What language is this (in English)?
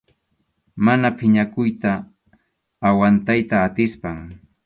Arequipa-La Unión Quechua